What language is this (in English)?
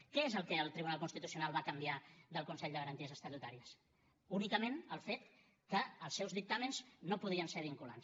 Catalan